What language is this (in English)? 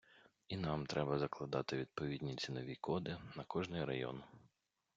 Ukrainian